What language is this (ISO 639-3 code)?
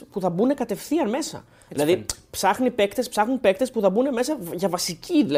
ell